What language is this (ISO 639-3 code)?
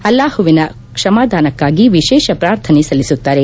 kan